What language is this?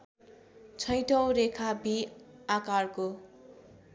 Nepali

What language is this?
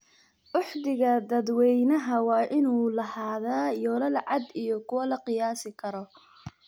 Somali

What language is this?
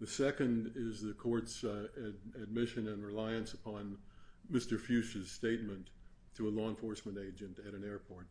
English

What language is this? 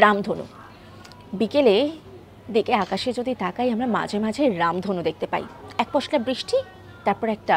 Thai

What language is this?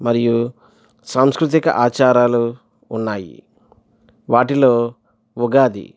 Telugu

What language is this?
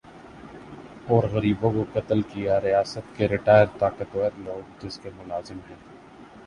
Urdu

